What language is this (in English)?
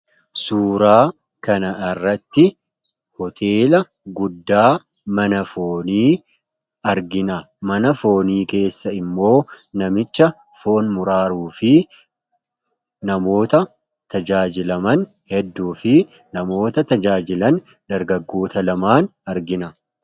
Oromo